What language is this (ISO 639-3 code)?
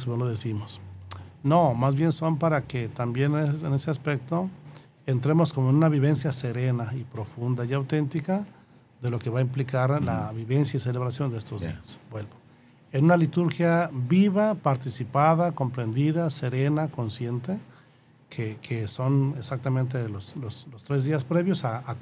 spa